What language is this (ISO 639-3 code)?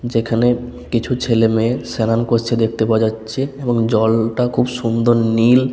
ben